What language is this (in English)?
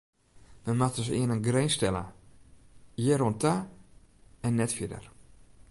Western Frisian